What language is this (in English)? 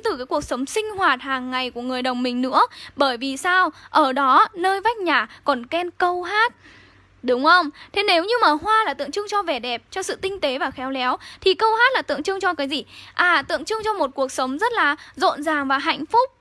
Vietnamese